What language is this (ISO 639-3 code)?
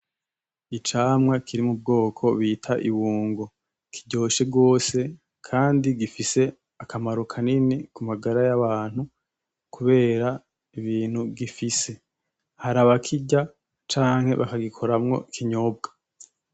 run